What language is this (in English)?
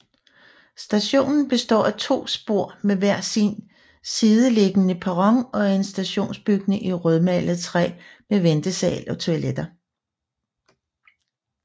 Danish